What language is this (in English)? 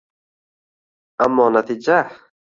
Uzbek